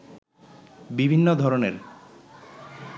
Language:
Bangla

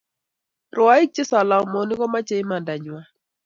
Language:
Kalenjin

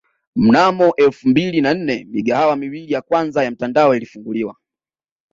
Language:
Swahili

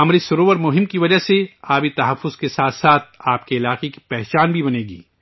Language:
Urdu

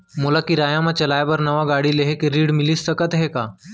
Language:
Chhattisgarhi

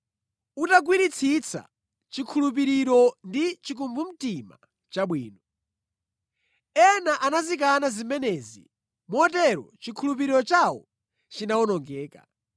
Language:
Nyanja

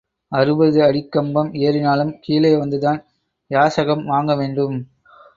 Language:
Tamil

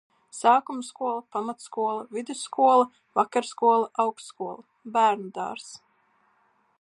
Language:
Latvian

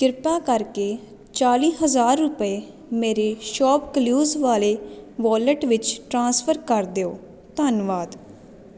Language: Punjabi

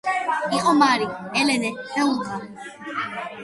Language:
Georgian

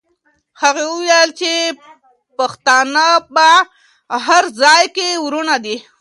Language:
Pashto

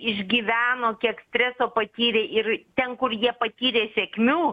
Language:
Lithuanian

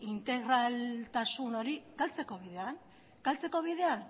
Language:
Basque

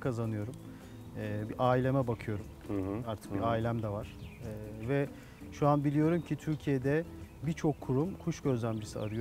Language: Turkish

